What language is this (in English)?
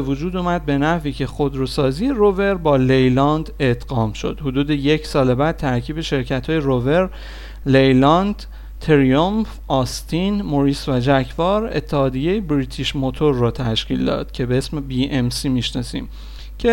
Persian